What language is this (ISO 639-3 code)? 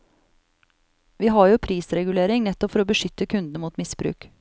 nor